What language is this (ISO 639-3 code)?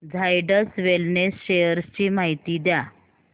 mar